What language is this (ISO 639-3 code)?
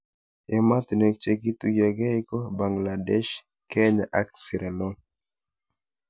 kln